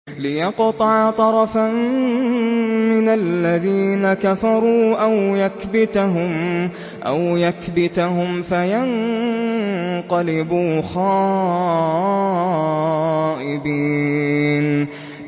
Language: Arabic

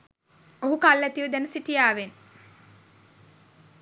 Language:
Sinhala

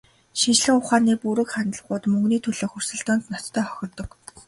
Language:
Mongolian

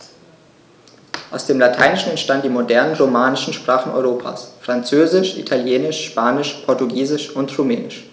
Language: German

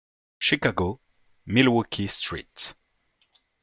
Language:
French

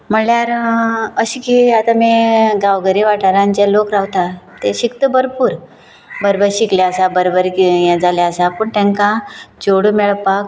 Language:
Konkani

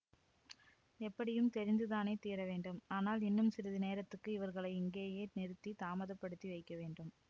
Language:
Tamil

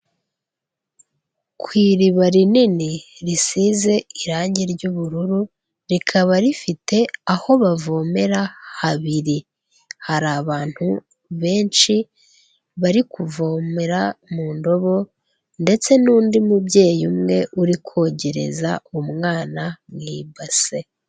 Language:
Kinyarwanda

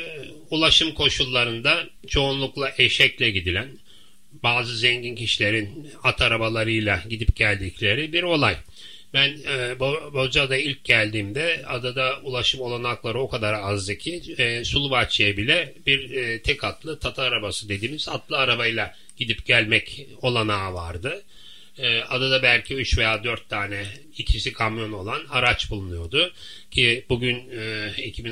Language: Turkish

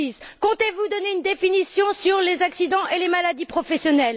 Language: French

